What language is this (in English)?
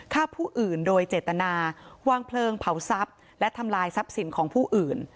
Thai